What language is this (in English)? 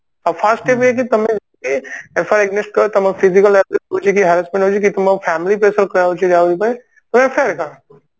Odia